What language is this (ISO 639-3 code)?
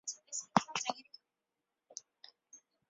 zho